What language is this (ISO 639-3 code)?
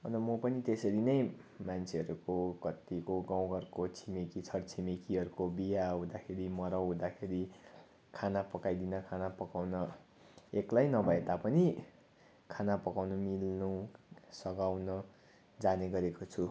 nep